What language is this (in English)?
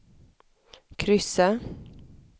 Swedish